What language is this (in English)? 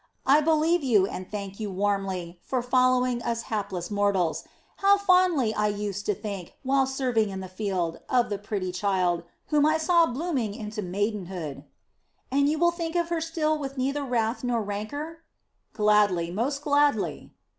English